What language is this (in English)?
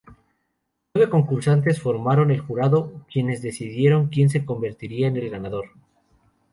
Spanish